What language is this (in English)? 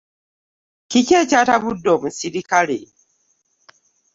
Ganda